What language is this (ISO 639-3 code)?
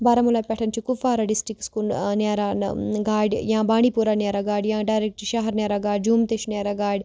kas